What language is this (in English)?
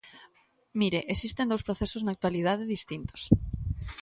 Galician